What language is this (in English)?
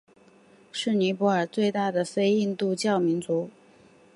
Chinese